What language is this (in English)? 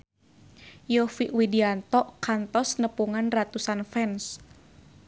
Sundanese